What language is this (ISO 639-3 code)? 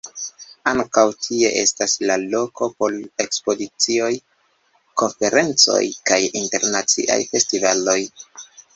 epo